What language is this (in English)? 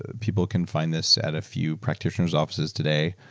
English